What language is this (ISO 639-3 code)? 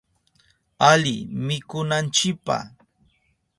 qup